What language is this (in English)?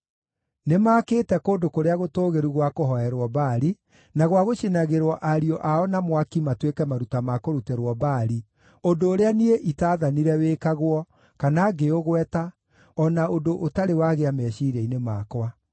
Kikuyu